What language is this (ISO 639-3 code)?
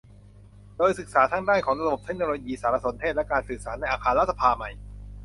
tha